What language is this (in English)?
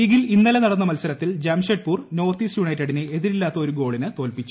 Malayalam